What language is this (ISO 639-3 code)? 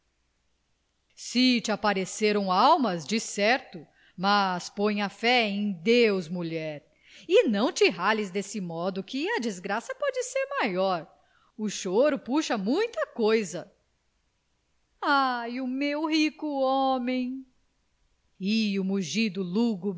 por